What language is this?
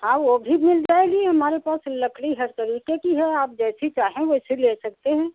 Hindi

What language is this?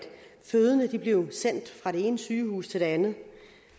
Danish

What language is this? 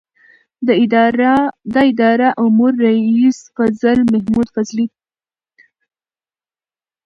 Pashto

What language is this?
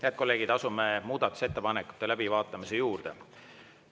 Estonian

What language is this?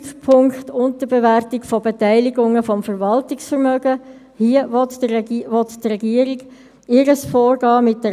Swiss German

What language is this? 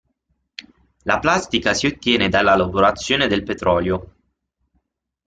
Italian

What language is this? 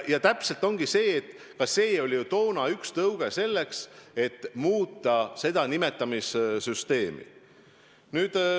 Estonian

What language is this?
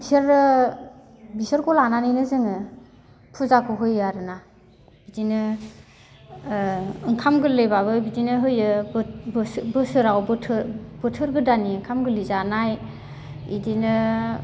Bodo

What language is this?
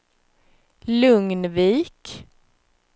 Swedish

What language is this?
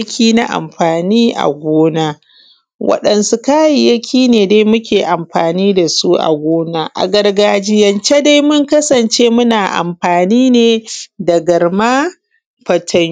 Hausa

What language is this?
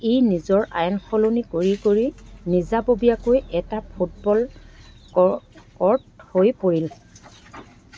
Assamese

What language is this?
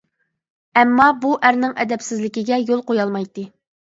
Uyghur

